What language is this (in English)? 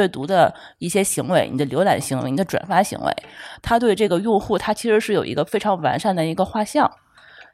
Chinese